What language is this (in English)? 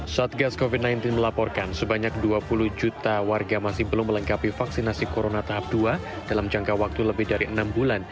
Indonesian